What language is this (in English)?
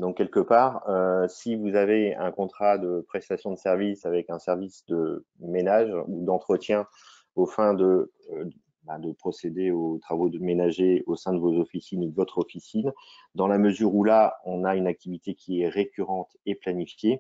French